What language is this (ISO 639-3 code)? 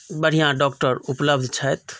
mai